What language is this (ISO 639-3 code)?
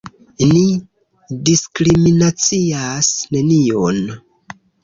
epo